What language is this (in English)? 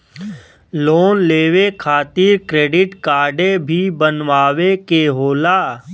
Bhojpuri